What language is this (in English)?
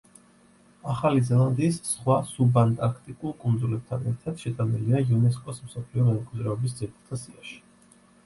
Georgian